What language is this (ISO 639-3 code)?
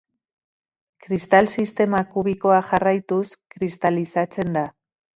eus